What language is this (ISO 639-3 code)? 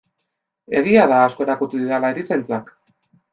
eus